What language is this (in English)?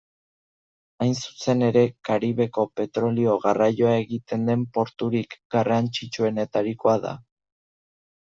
Basque